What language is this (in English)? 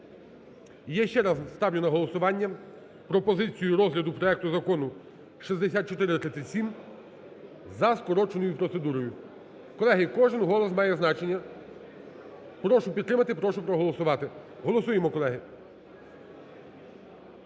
Ukrainian